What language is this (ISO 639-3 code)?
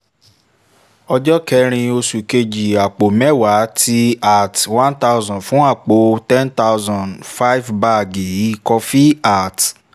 yor